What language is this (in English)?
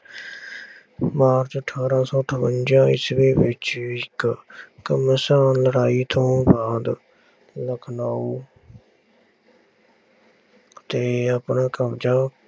Punjabi